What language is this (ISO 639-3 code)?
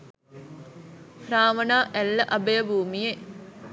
sin